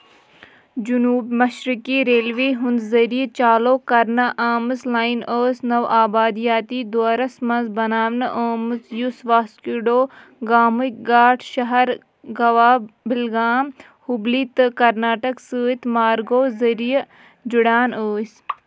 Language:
Kashmiri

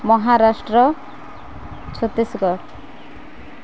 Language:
Odia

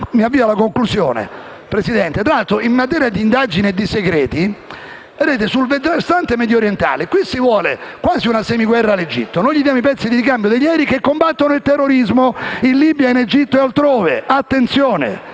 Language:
Italian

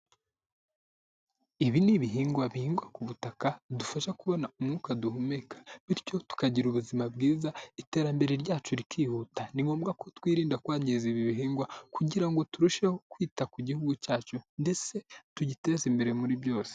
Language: Kinyarwanda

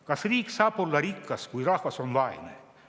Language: Estonian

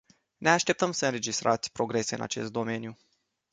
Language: Romanian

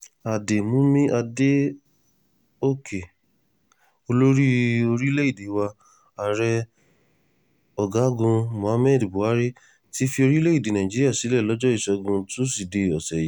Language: Yoruba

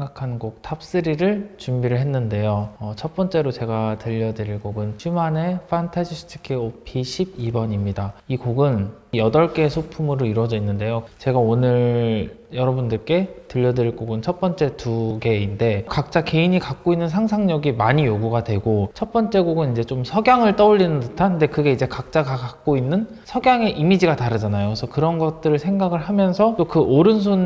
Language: Korean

